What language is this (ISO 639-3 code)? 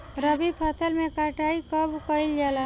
bho